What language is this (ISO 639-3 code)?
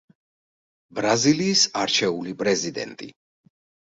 kat